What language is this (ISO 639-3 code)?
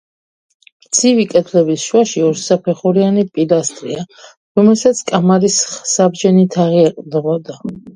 kat